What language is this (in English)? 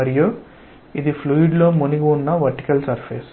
Telugu